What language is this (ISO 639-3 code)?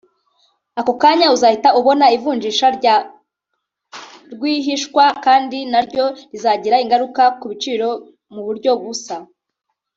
kin